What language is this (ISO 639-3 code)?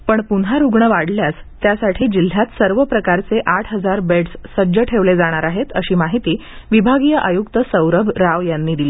mar